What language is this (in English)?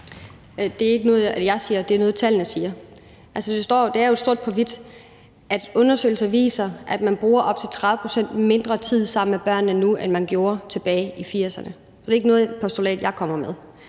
Danish